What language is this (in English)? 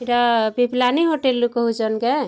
Odia